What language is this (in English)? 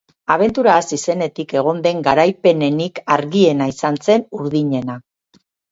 Basque